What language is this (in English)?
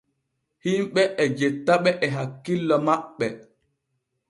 Borgu Fulfulde